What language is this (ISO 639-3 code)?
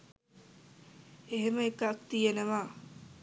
sin